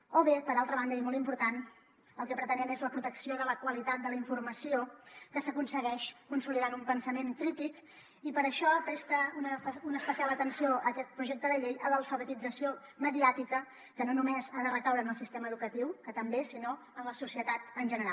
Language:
Catalan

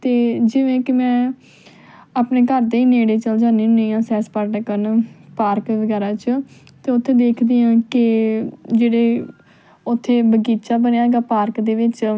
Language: Punjabi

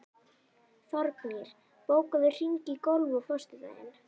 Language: Icelandic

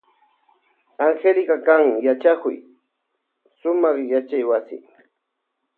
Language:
Loja Highland Quichua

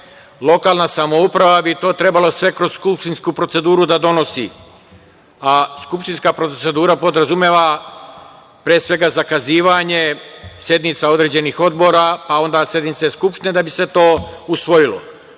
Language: Serbian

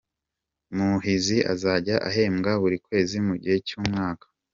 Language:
Kinyarwanda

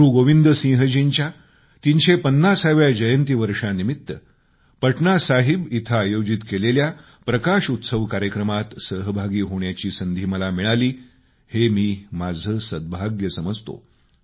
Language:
Marathi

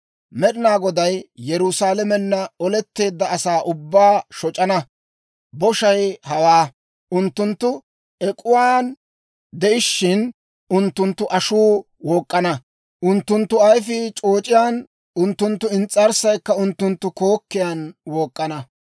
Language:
Dawro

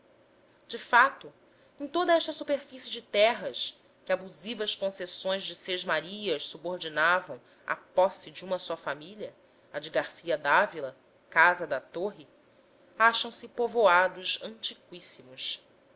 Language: Portuguese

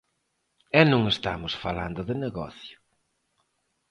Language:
Galician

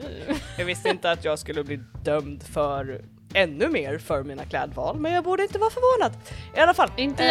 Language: Swedish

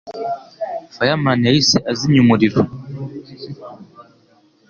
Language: Kinyarwanda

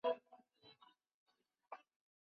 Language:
Chinese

